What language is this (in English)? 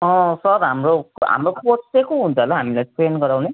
Nepali